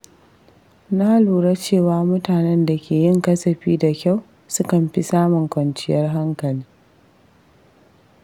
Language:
Hausa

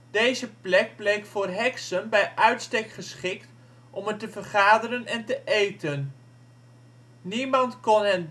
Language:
Dutch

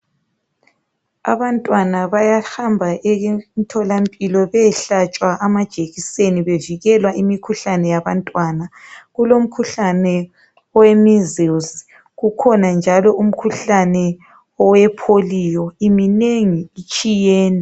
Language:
North Ndebele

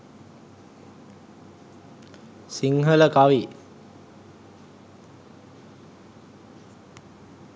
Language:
Sinhala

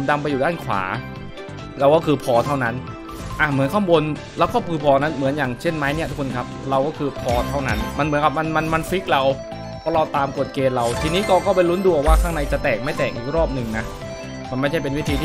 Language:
Thai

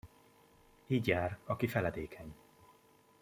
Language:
Hungarian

